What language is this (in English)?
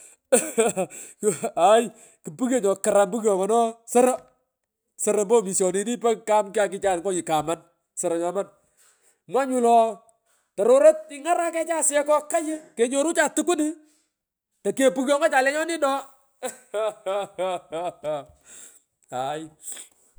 Pökoot